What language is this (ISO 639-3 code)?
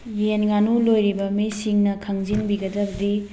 mni